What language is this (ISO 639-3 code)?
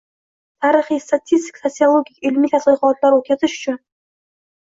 uzb